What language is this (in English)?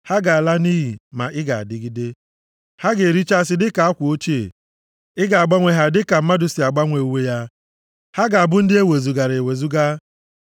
Igbo